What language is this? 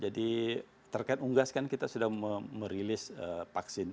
Indonesian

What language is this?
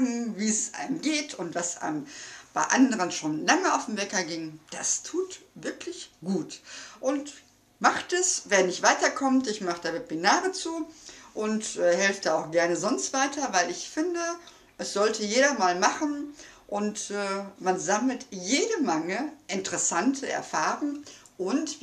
German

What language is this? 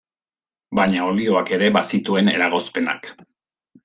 Basque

